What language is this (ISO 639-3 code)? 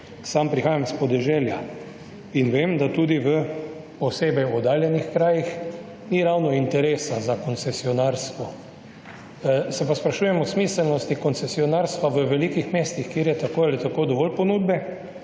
slv